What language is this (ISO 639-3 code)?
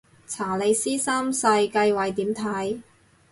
yue